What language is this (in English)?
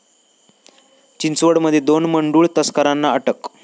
Marathi